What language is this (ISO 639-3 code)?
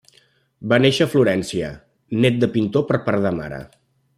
cat